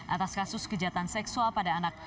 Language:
Indonesian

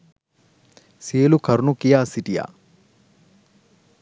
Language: Sinhala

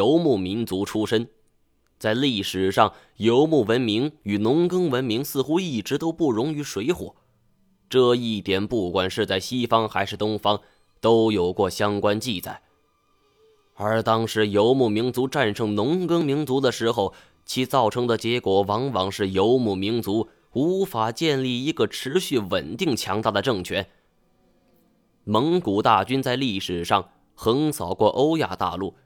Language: Chinese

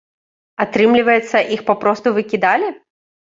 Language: Belarusian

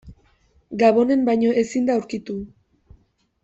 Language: Basque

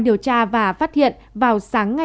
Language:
Vietnamese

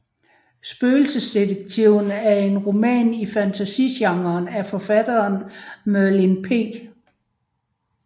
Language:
Danish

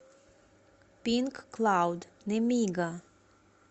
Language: Russian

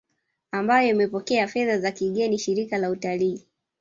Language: Swahili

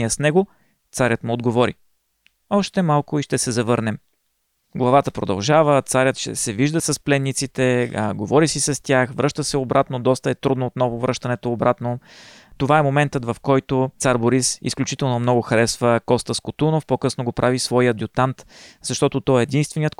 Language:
Bulgarian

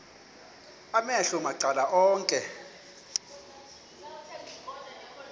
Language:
Xhosa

